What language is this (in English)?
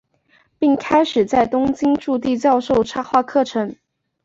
Chinese